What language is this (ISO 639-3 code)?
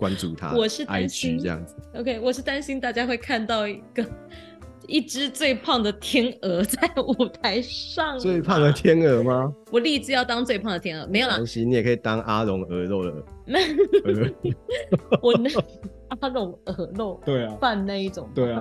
zho